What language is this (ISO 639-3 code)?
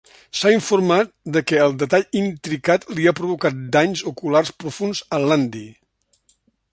cat